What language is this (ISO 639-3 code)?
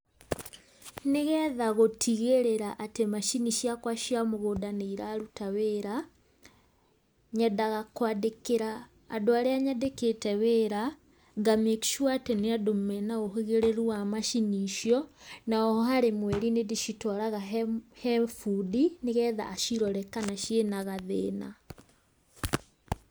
kik